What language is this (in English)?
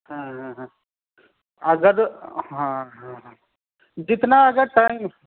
Urdu